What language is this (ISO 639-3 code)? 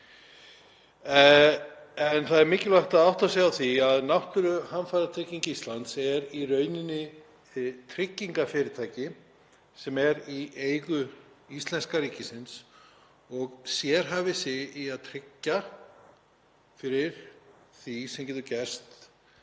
isl